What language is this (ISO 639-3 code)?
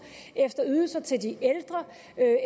dan